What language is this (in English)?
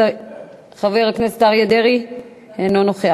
Hebrew